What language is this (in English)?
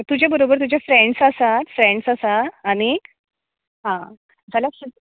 Konkani